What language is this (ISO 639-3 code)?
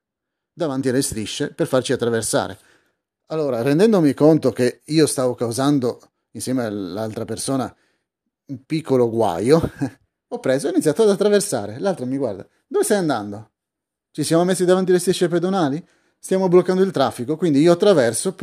ita